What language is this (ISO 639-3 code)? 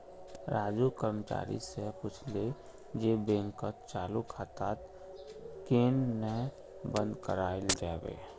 mag